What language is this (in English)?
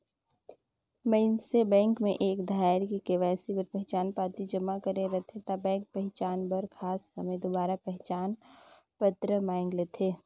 Chhattisgarhi